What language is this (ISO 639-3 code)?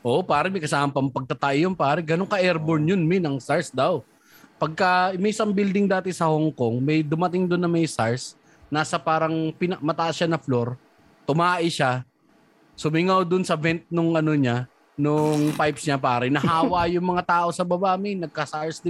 fil